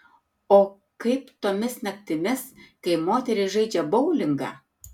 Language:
Lithuanian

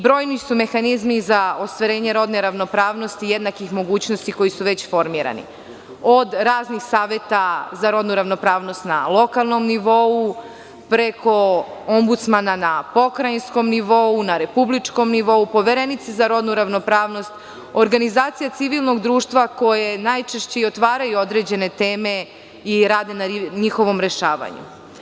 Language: Serbian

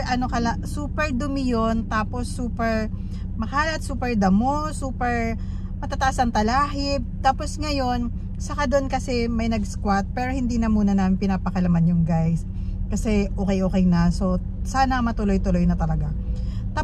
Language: Filipino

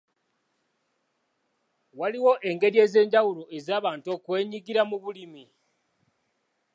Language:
Ganda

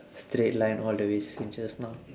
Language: English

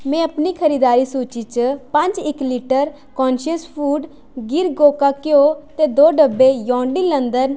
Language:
Dogri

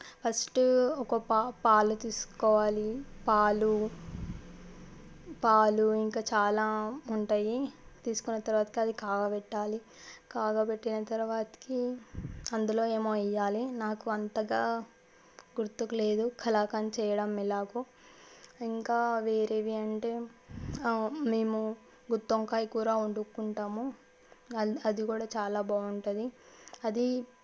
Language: Telugu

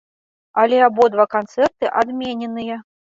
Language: Belarusian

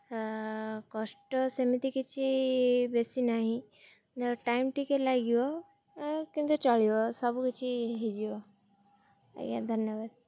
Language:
Odia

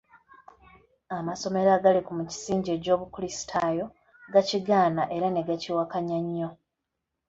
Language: Ganda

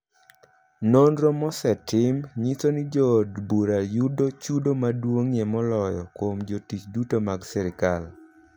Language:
Luo (Kenya and Tanzania)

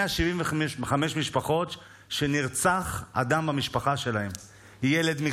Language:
Hebrew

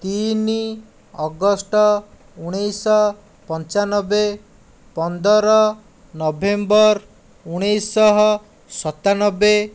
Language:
Odia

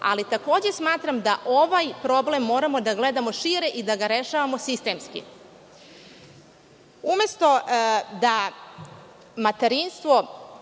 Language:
Serbian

